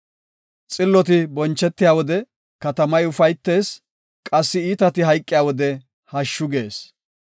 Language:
Gofa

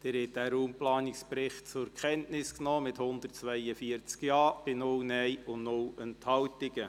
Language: Swiss German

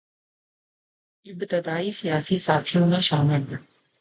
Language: Urdu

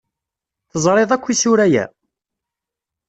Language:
Kabyle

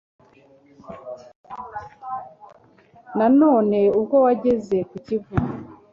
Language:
Kinyarwanda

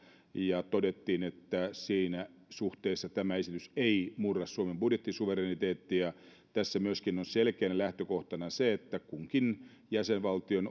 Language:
Finnish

